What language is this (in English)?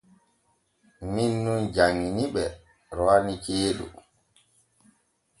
Borgu Fulfulde